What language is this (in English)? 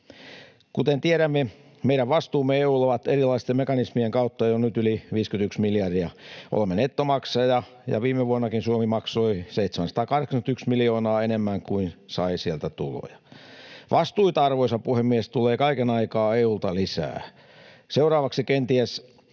Finnish